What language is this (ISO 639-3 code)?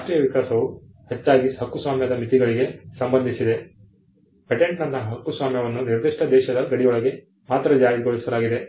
kan